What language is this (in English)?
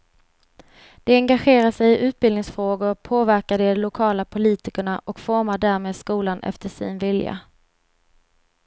Swedish